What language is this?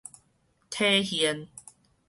Min Nan Chinese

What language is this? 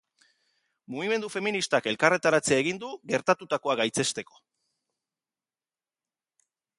Basque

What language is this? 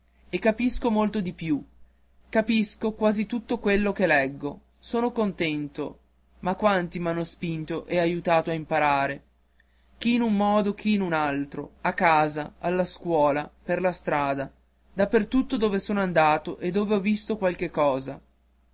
Italian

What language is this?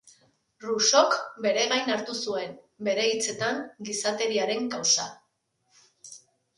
Basque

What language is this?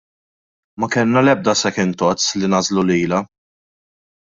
Maltese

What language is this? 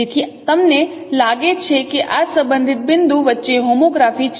Gujarati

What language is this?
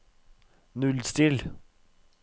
Norwegian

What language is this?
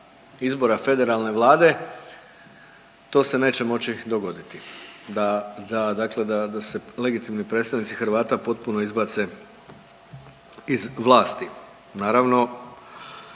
Croatian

